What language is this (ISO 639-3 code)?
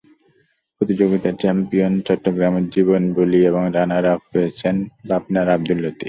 ben